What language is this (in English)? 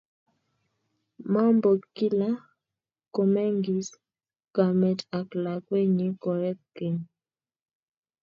Kalenjin